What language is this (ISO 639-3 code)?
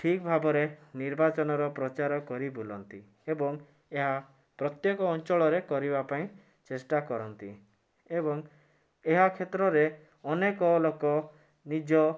ori